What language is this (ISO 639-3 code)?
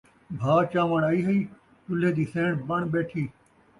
skr